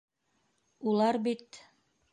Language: Bashkir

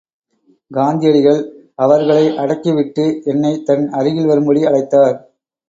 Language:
Tamil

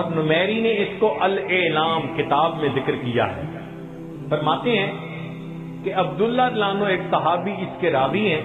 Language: Urdu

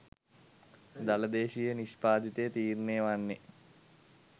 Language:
Sinhala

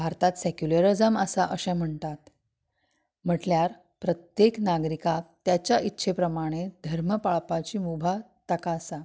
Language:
Konkani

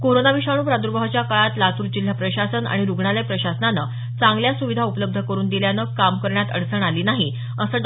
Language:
Marathi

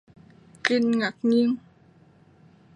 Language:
Vietnamese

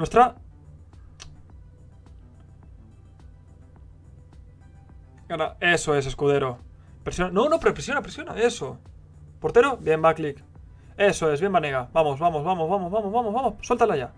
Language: Spanish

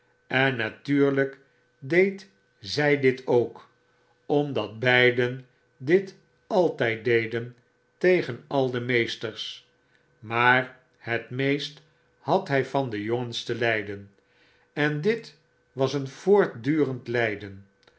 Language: Dutch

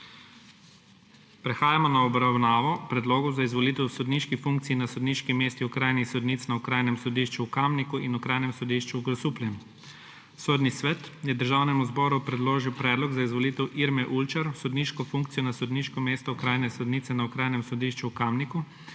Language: Slovenian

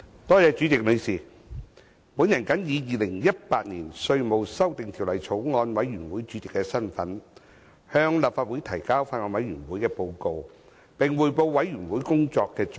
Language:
Cantonese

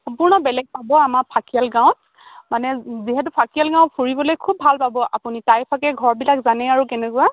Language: Assamese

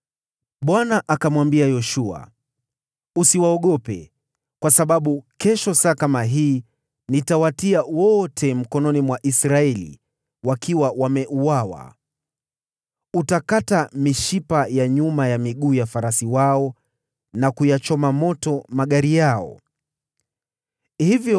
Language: Swahili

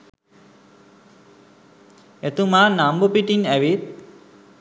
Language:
Sinhala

